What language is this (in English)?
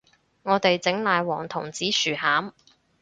Cantonese